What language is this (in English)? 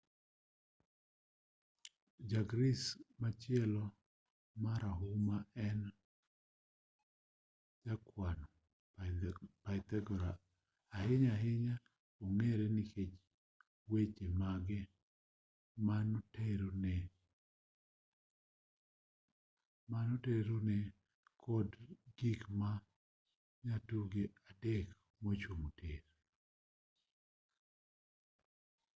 Luo (Kenya and Tanzania)